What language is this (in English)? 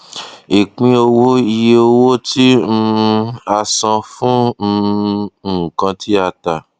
Yoruba